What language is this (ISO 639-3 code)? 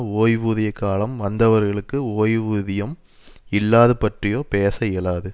tam